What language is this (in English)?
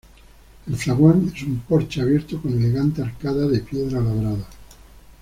Spanish